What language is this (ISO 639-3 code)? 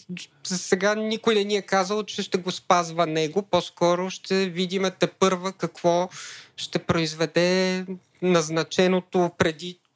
bul